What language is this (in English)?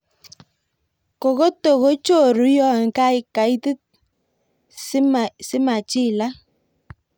Kalenjin